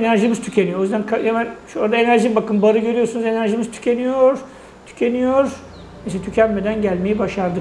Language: Turkish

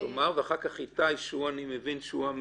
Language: Hebrew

